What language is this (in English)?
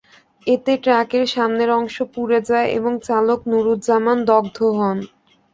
Bangla